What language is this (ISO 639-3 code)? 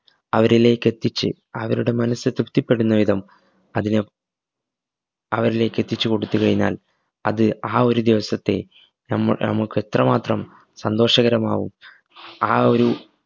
mal